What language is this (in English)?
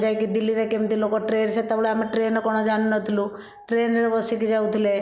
Odia